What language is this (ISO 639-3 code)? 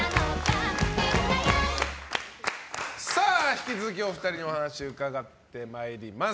jpn